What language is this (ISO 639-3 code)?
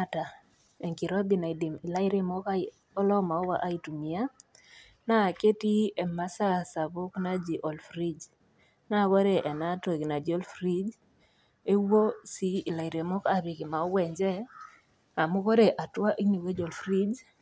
mas